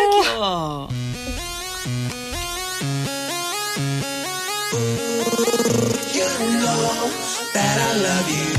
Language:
Korean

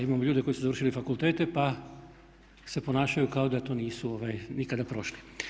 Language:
Croatian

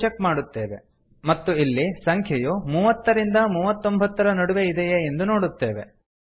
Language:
Kannada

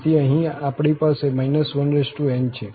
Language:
Gujarati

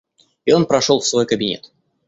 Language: Russian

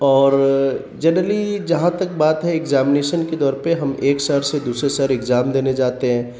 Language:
Urdu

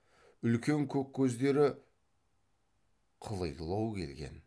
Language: Kazakh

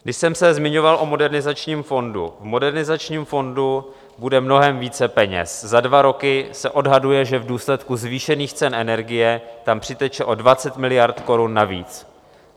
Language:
Czech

